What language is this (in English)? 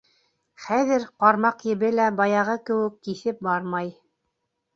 Bashkir